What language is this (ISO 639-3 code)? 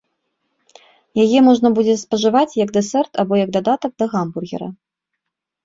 bel